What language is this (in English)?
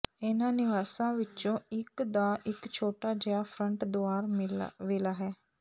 Punjabi